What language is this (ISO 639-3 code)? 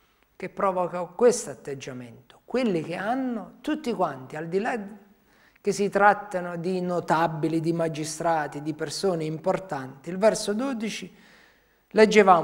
ita